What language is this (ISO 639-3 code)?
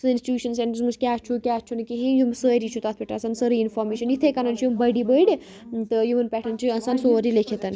kas